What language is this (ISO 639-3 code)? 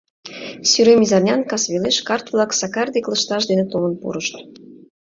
chm